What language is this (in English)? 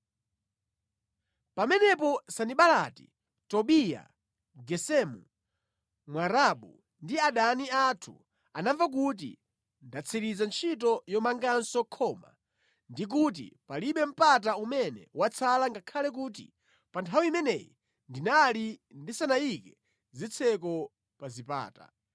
Nyanja